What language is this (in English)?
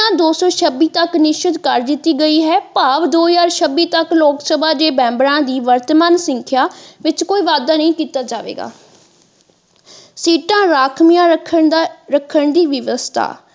Punjabi